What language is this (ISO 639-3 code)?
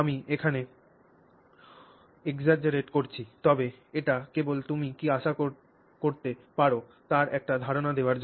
ben